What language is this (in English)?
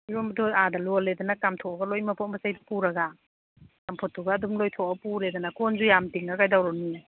Manipuri